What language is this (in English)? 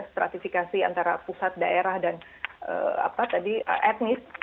Indonesian